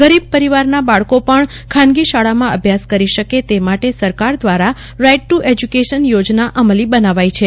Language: Gujarati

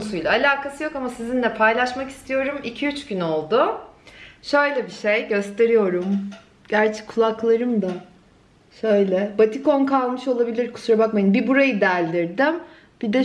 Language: Turkish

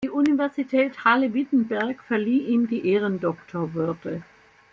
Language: German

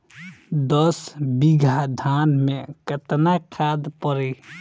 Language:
Bhojpuri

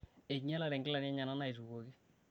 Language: Masai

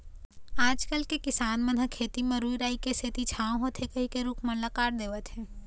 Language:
Chhattisgarhi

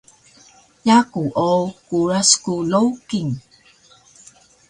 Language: Taroko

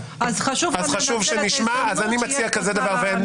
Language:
Hebrew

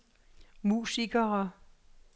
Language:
Danish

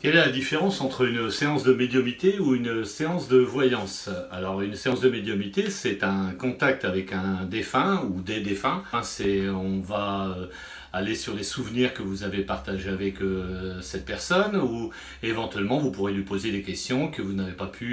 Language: French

